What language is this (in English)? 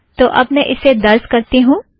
Hindi